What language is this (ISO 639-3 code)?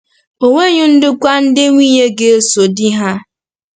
ibo